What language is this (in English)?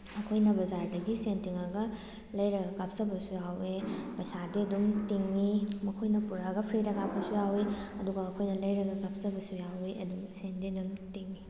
Manipuri